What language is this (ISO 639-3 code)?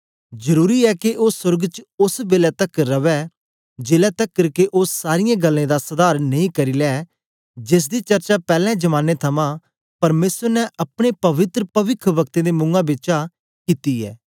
doi